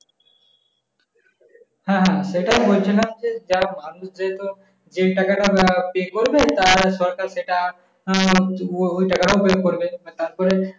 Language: Bangla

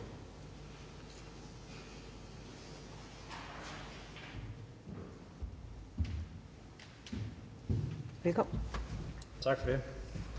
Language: Danish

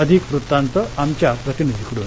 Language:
Marathi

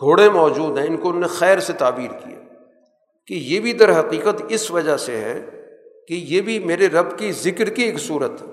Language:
Urdu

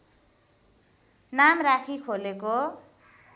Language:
Nepali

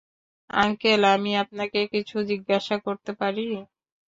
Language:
Bangla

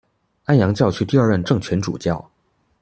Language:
Chinese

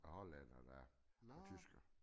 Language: Danish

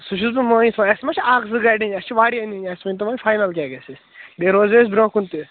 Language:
Kashmiri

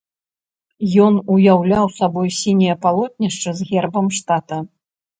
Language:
Belarusian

